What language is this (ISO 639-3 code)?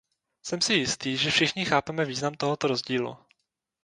ces